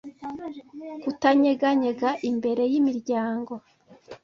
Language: Kinyarwanda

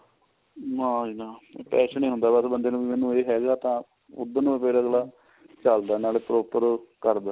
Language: Punjabi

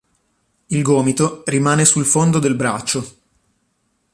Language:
Italian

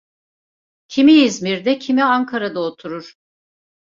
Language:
Turkish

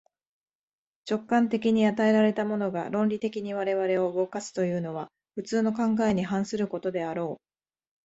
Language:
Japanese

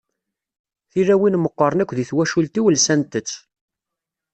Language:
Kabyle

